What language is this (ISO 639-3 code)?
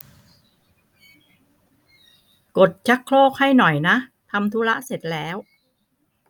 tha